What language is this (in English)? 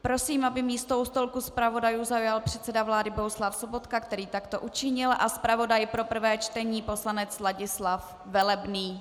Czech